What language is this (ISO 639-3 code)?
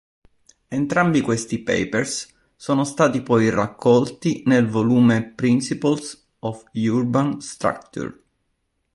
ita